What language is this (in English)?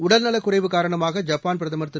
Tamil